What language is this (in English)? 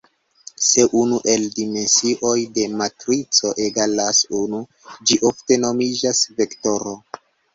Esperanto